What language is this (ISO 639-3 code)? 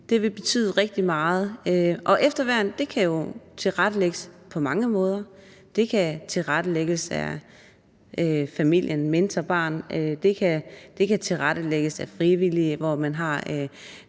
dan